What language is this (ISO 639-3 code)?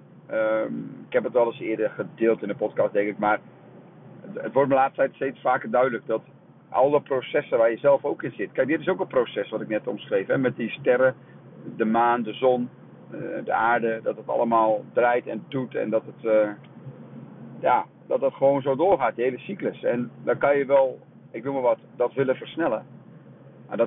nld